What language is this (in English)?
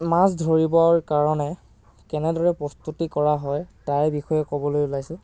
Assamese